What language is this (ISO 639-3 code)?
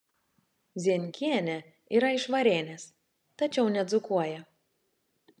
lit